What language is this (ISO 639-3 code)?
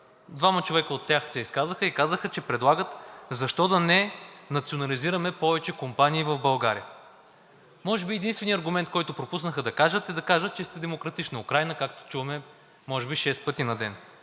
bul